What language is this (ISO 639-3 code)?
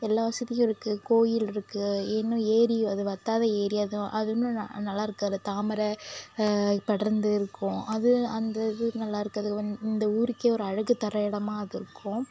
tam